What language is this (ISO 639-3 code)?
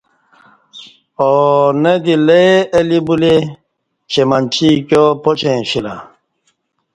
bsh